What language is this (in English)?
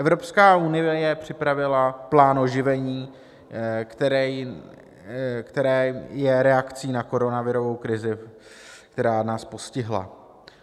Czech